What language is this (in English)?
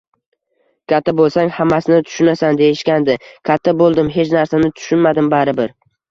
Uzbek